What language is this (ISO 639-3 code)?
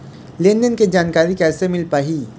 hne